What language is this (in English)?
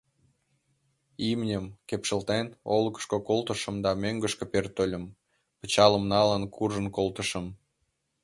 Mari